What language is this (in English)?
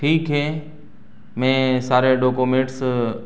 Urdu